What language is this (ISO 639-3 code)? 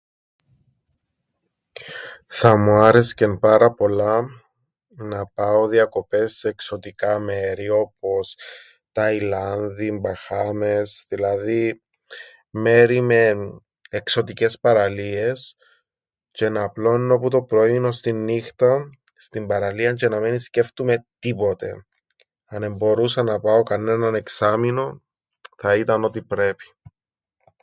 ell